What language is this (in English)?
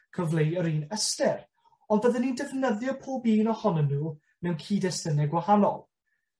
Welsh